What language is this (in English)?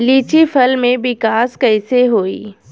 Bhojpuri